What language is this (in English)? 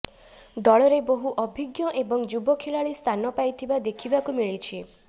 Odia